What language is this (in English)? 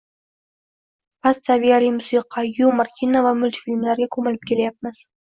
Uzbek